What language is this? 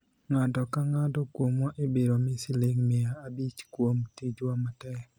Luo (Kenya and Tanzania)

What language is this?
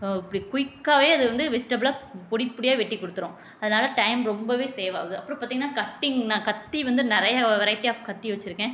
Tamil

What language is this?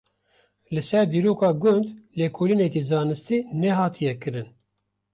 Kurdish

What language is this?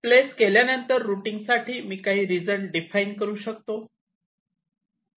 Marathi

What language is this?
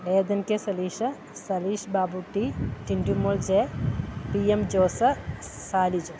Malayalam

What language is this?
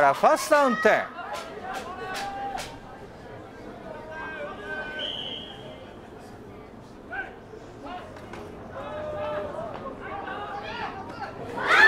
Japanese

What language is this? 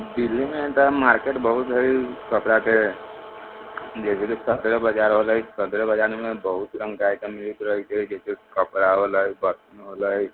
Maithili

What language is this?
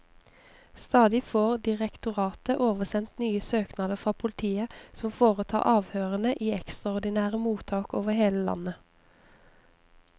Norwegian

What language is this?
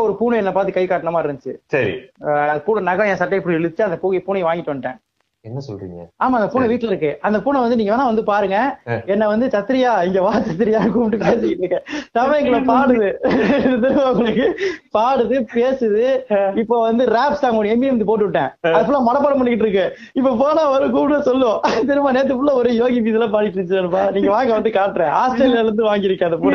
Tamil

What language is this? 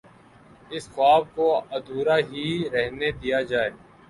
Urdu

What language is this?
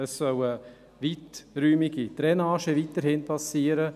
Swiss German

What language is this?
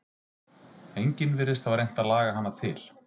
Icelandic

